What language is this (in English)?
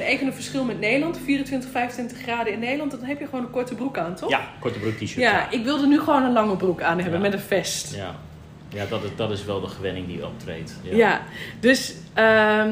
Dutch